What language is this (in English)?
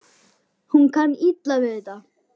Icelandic